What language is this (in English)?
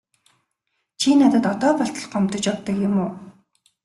Mongolian